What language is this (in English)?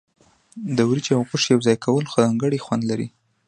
Pashto